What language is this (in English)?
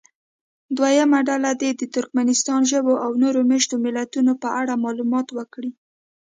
Pashto